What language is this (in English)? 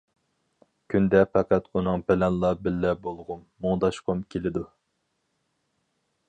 Uyghur